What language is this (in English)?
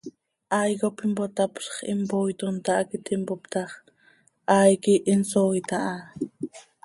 Seri